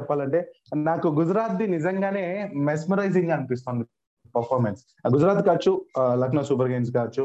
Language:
Telugu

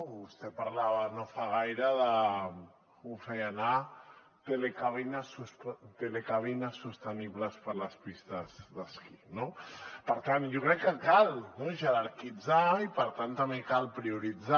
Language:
Catalan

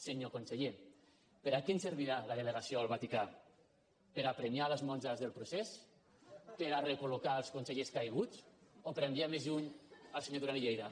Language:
Catalan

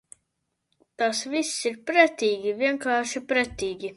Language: Latvian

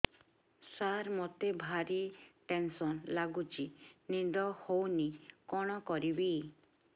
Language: Odia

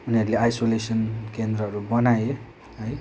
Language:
Nepali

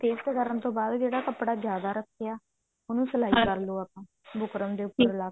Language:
Punjabi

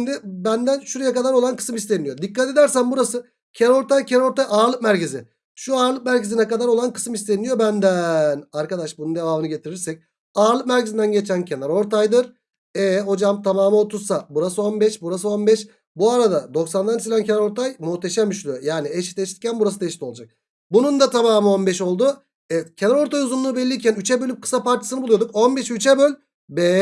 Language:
Turkish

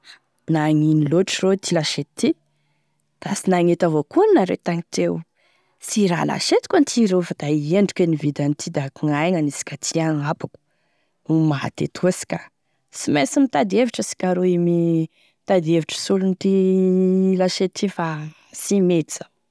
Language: Tesaka Malagasy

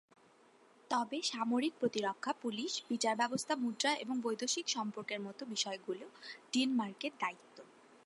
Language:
Bangla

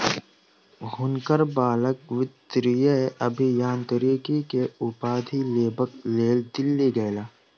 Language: Maithili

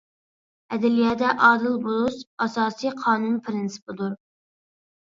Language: Uyghur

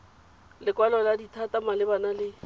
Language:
Tswana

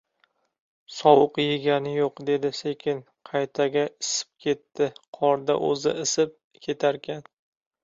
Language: Uzbek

